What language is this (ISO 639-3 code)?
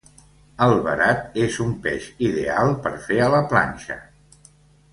cat